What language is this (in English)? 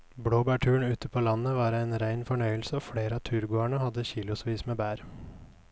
Norwegian